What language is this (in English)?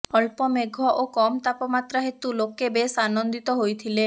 Odia